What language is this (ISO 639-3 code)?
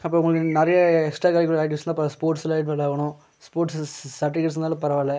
tam